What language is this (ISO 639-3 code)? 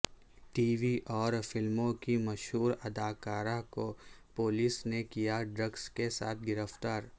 urd